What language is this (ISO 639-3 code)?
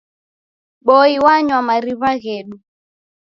dav